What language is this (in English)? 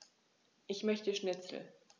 German